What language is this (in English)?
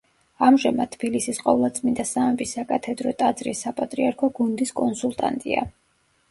Georgian